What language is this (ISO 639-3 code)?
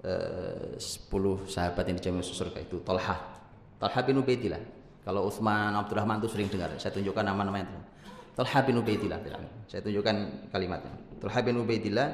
ind